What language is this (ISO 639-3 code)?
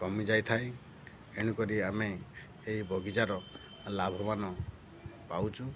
ori